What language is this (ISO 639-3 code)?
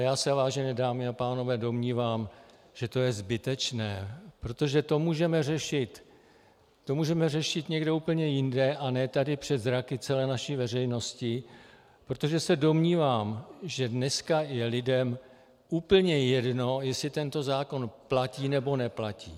ces